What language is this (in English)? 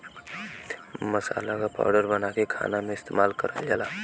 Bhojpuri